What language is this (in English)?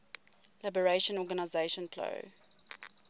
English